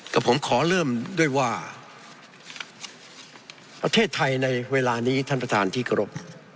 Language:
Thai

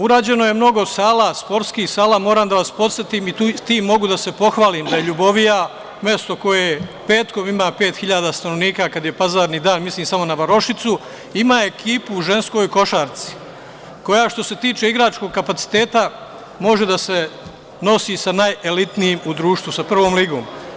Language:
Serbian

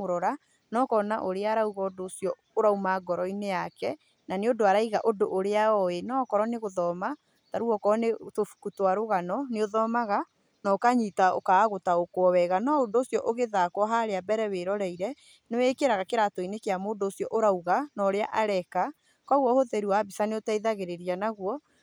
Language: Kikuyu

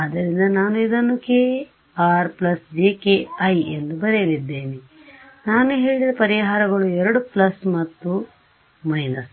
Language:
Kannada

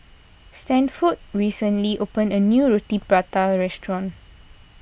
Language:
English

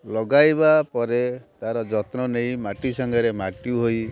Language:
Odia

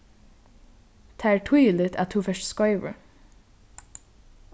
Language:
Faroese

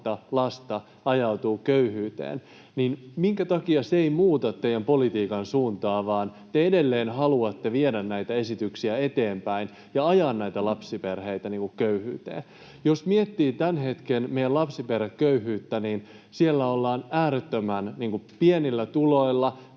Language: Finnish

